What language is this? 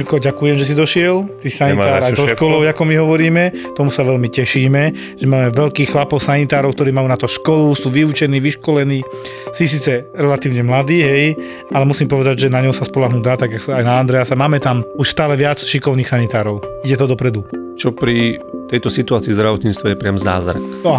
Slovak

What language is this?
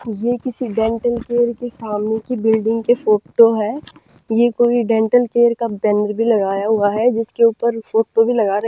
Hindi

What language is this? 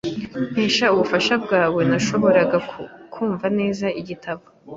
Kinyarwanda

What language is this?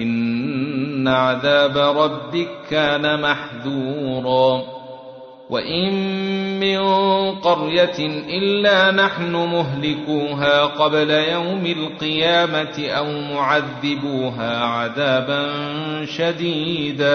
Arabic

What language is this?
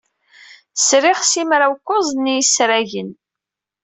Kabyle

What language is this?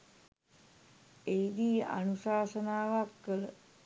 Sinhala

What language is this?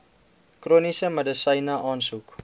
Afrikaans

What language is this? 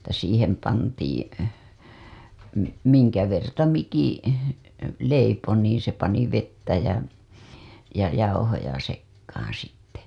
Finnish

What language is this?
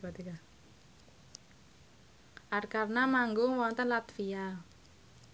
Javanese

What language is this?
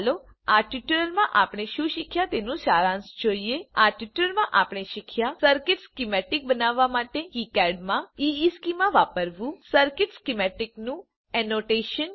Gujarati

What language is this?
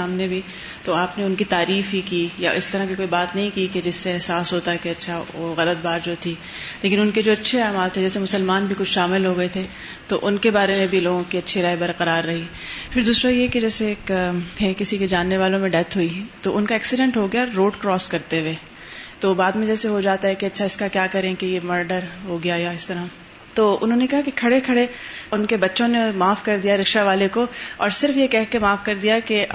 Urdu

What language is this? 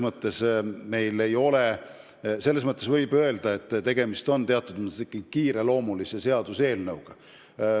Estonian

